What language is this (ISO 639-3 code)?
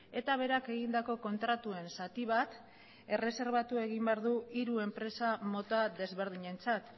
eus